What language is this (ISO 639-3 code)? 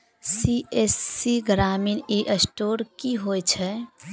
mai